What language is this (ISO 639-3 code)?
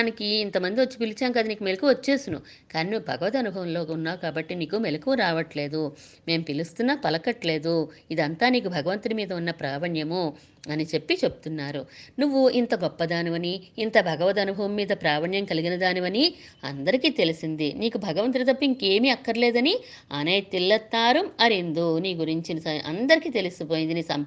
tel